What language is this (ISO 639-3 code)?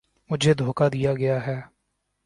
urd